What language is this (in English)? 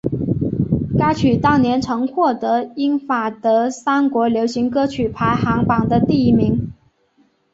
Chinese